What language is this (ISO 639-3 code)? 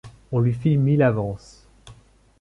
fra